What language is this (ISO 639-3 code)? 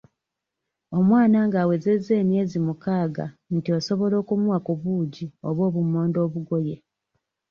lug